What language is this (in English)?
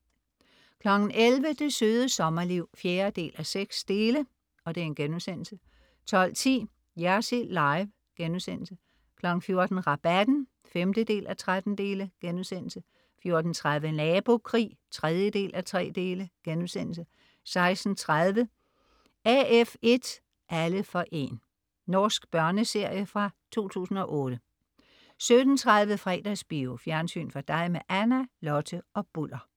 Danish